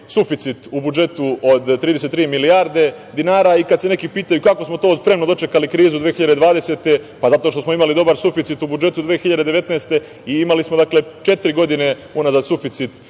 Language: Serbian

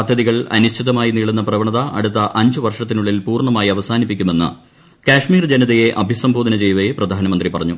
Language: Malayalam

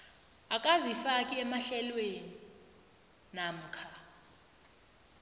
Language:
South Ndebele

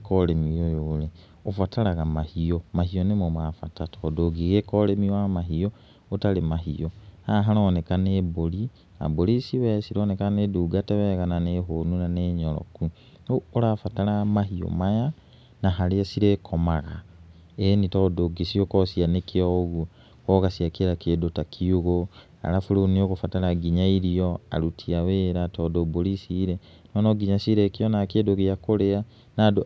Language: Kikuyu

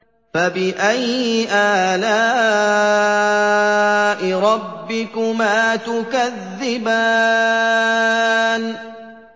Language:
Arabic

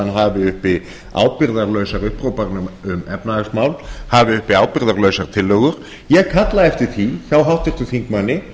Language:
Icelandic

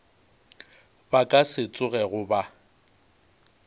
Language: Northern Sotho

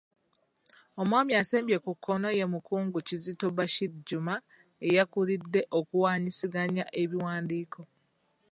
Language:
Ganda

